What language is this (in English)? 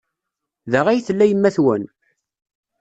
Kabyle